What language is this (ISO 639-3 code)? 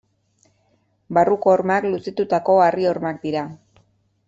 eus